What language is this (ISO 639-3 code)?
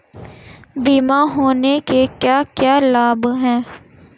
hin